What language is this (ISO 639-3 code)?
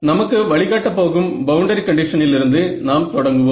tam